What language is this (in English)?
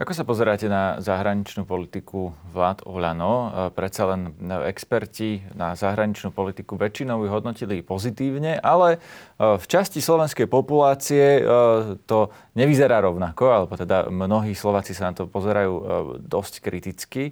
Slovak